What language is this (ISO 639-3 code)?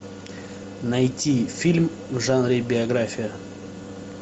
rus